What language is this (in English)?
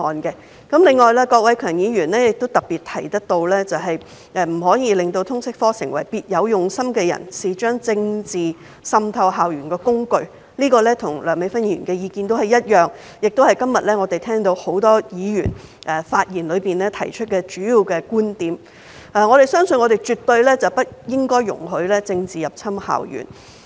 Cantonese